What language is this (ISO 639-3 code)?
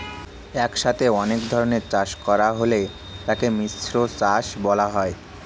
ben